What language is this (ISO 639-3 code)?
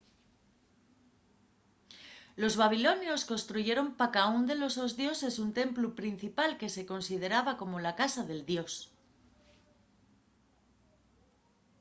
ast